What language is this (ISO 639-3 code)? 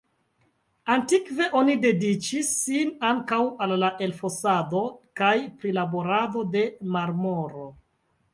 epo